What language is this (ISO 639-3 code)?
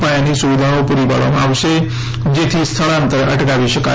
guj